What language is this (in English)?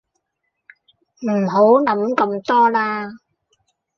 Cantonese